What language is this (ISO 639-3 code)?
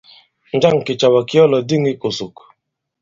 abb